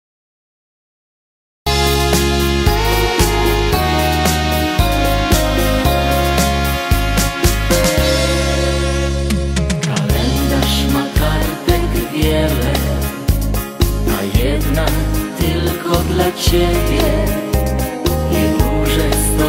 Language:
Polish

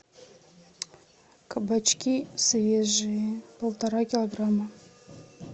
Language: Russian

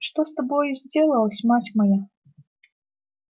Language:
Russian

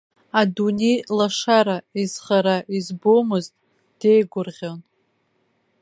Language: Abkhazian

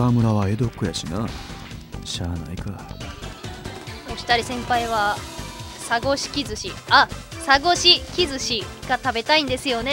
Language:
Japanese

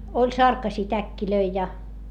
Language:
Finnish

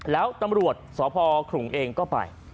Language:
Thai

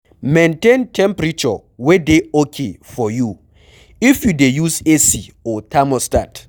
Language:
Nigerian Pidgin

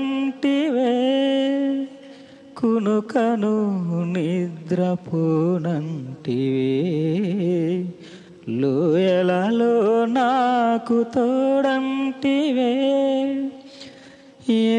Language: Telugu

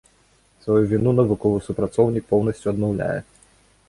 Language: Belarusian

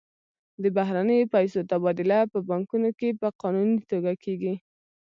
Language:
Pashto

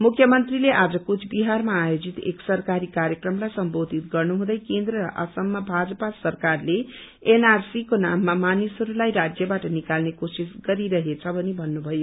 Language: Nepali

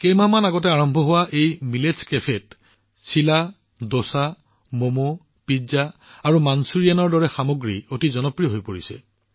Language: Assamese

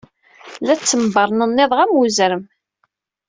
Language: Kabyle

